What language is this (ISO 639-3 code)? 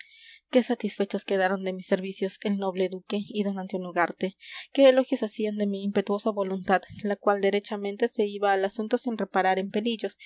spa